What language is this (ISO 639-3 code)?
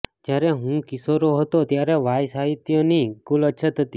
guj